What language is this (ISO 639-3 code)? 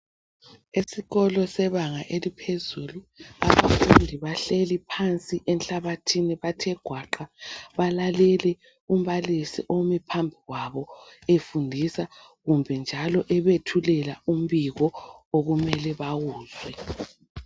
nde